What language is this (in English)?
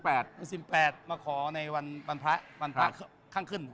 Thai